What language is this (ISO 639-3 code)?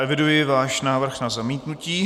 ces